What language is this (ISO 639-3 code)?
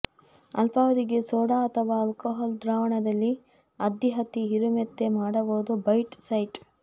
kan